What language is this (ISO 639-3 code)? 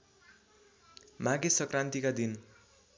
nep